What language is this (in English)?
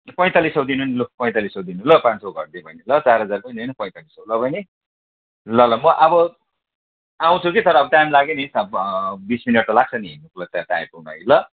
Nepali